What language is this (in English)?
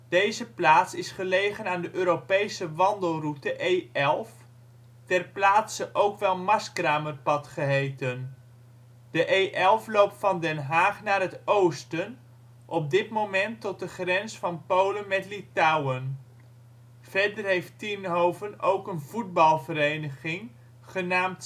Dutch